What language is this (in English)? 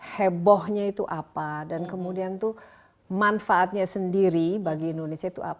Indonesian